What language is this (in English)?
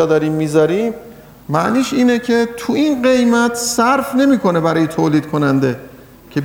Persian